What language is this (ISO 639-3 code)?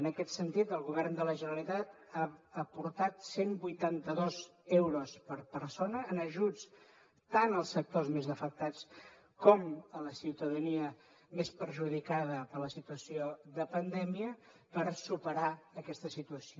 cat